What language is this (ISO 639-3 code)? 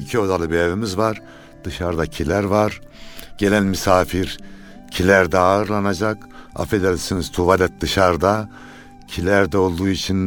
tur